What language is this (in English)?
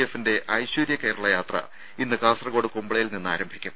Malayalam